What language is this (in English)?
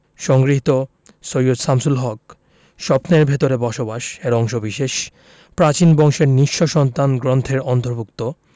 Bangla